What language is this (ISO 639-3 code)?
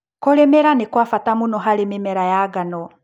kik